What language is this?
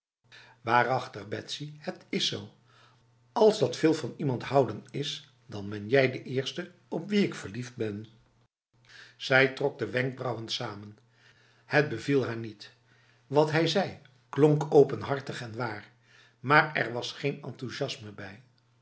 Dutch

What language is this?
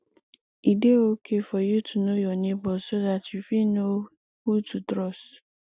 Nigerian Pidgin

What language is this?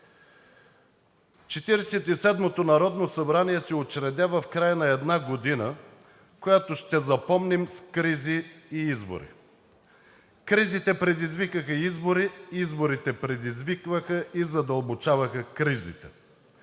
Bulgarian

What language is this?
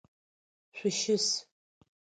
Adyghe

